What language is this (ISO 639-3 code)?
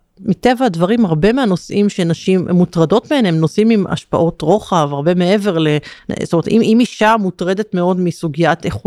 heb